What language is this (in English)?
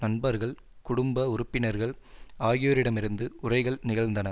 Tamil